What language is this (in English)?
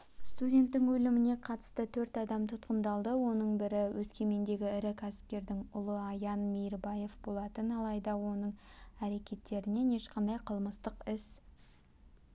Kazakh